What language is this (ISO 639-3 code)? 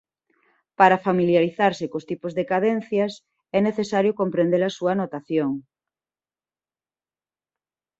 glg